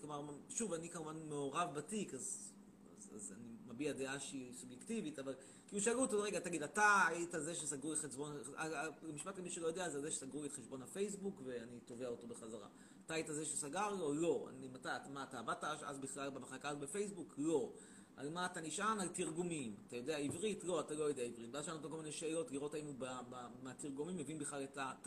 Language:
Hebrew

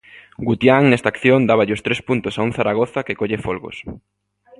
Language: Galician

